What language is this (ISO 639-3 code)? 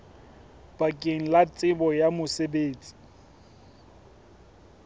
sot